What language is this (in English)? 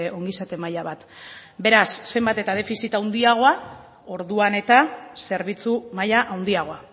Basque